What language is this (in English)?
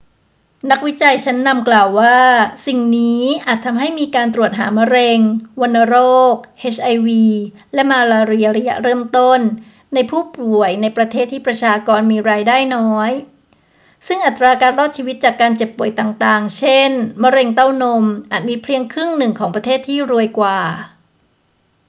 Thai